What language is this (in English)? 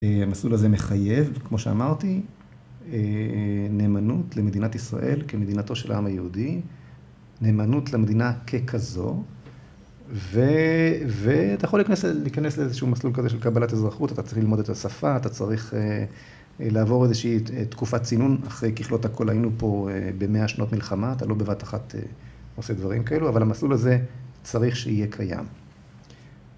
Hebrew